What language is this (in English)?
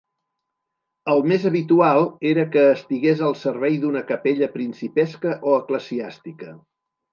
Catalan